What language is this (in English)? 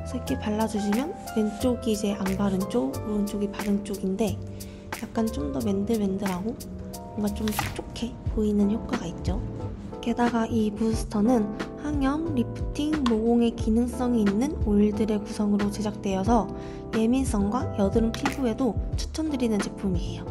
Korean